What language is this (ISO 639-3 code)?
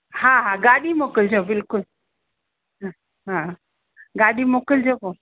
snd